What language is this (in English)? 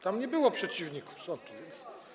Polish